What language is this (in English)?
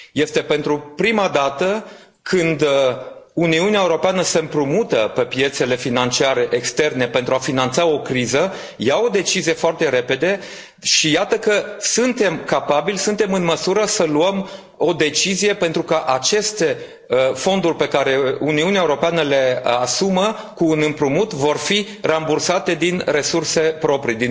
Romanian